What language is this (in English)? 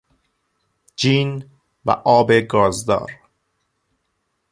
Persian